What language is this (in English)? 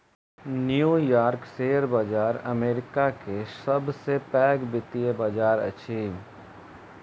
Maithili